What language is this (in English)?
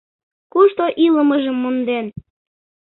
Mari